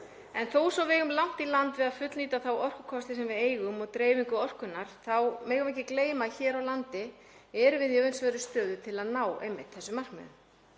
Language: Icelandic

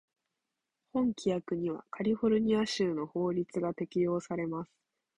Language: Japanese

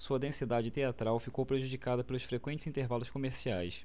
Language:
Portuguese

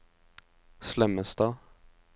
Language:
Norwegian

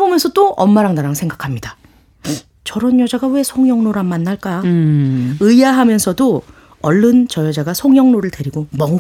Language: Korean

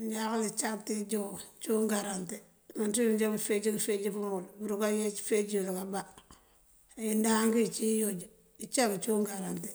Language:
Mandjak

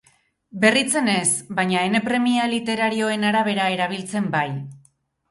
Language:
Basque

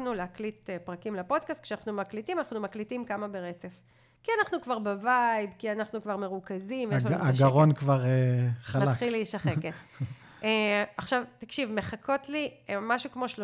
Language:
Hebrew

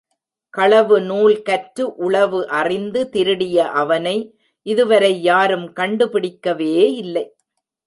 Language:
Tamil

